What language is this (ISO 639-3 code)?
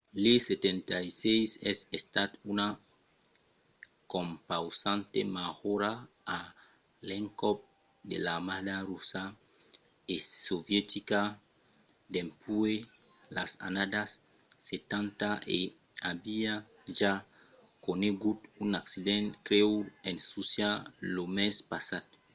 oci